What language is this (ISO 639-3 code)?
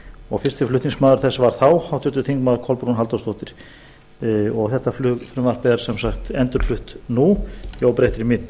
isl